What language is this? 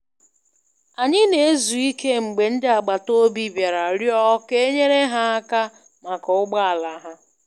Igbo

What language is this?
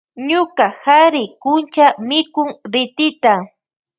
Loja Highland Quichua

